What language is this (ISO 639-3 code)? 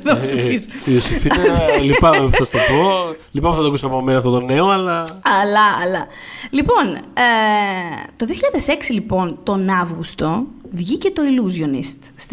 ell